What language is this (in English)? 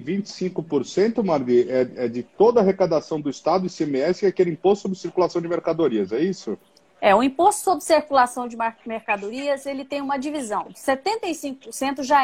Portuguese